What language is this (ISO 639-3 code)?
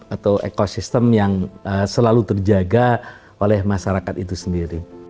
ind